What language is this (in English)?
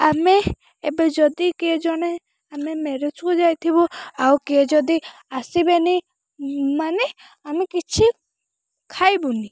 Odia